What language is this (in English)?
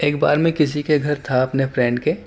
Urdu